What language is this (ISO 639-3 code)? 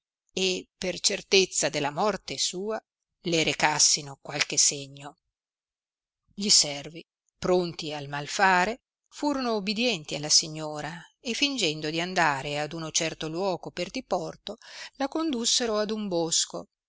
ita